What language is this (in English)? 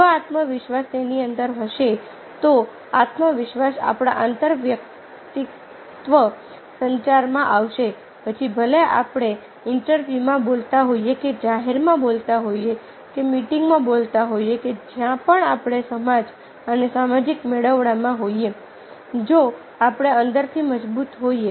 Gujarati